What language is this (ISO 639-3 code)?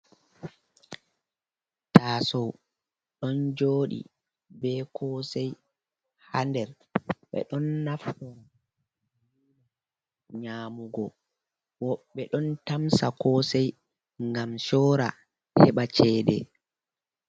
ful